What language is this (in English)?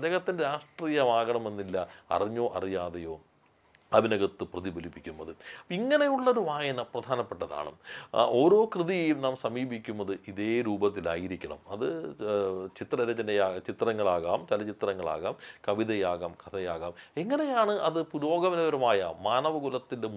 Malayalam